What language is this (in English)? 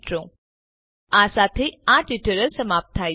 Gujarati